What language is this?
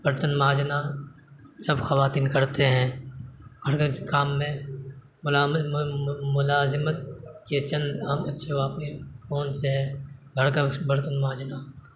Urdu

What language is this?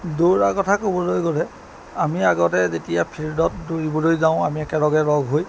Assamese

